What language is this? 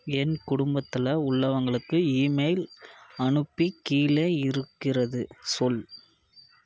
Tamil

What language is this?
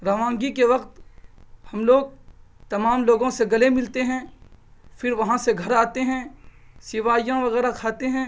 Urdu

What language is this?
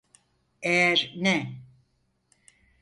Turkish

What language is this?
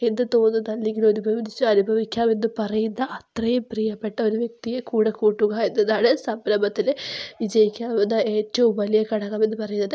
Malayalam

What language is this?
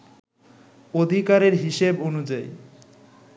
Bangla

